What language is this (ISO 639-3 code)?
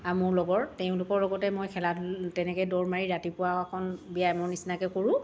asm